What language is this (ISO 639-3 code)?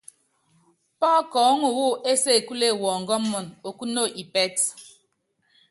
yav